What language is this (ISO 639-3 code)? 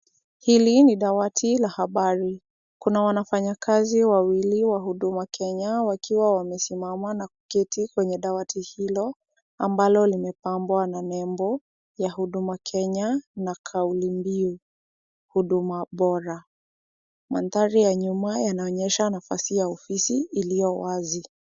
swa